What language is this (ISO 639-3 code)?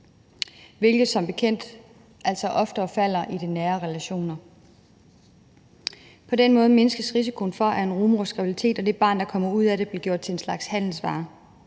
dan